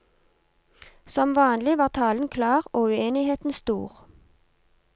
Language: Norwegian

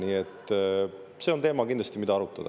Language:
Estonian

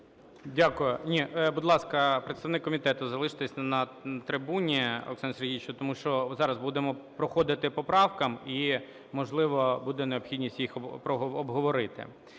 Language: Ukrainian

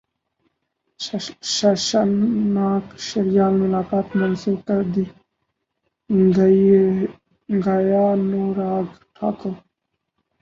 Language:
Urdu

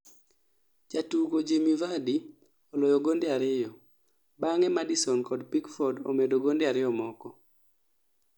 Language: Luo (Kenya and Tanzania)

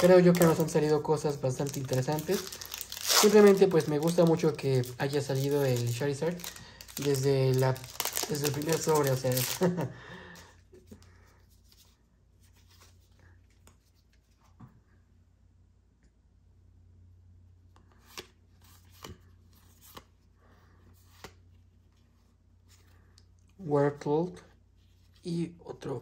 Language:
Spanish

